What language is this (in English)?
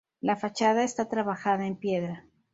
Spanish